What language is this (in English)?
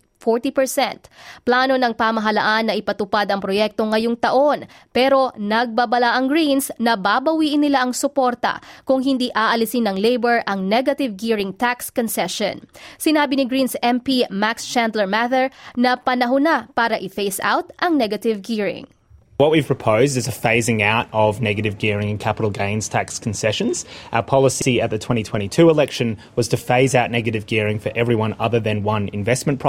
Filipino